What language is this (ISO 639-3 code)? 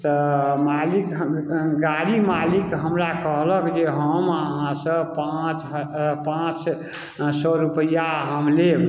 mai